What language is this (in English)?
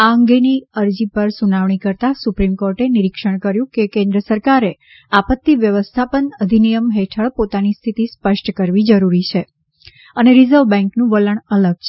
Gujarati